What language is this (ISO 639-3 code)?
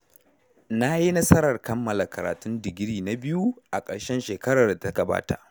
hau